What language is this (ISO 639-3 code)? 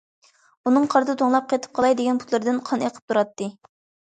uig